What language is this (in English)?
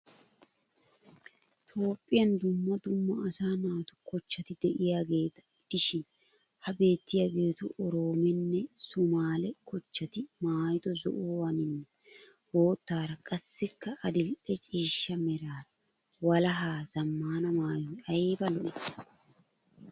Wolaytta